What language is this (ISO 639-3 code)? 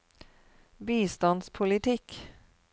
nor